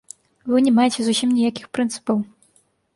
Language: Belarusian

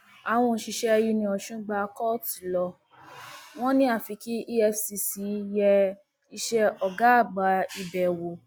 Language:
Yoruba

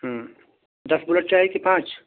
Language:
Urdu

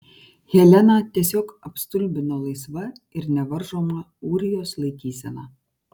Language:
Lithuanian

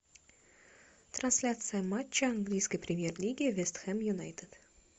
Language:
Russian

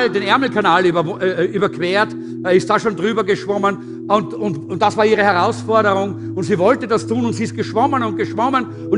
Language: German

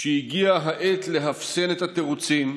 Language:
Hebrew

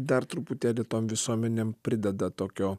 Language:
Lithuanian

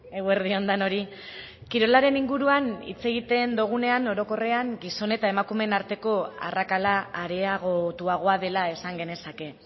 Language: Basque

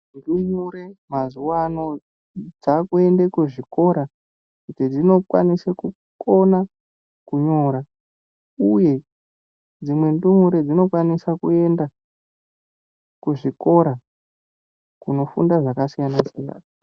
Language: Ndau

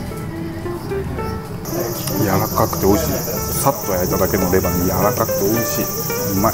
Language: Japanese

